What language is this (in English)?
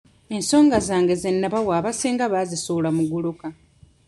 Ganda